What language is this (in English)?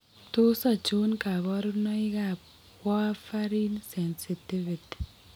Kalenjin